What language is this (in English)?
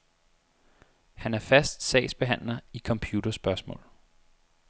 Danish